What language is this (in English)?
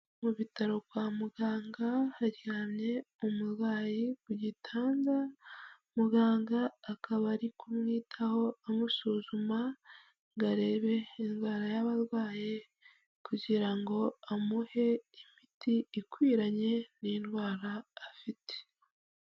Kinyarwanda